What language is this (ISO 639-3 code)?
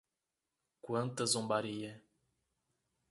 por